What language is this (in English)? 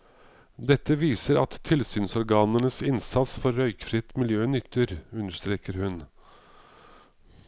Norwegian